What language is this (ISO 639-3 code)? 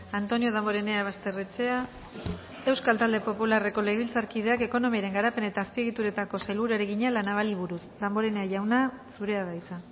eus